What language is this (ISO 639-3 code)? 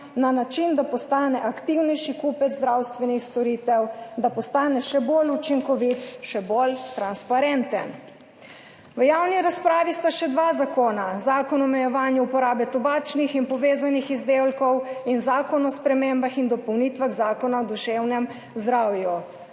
slv